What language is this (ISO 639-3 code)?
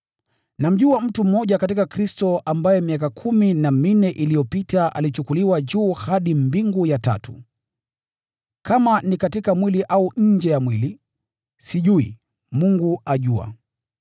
swa